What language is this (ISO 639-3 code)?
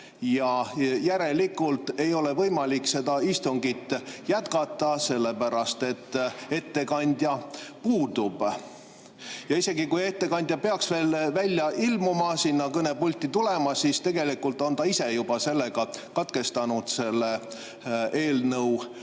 est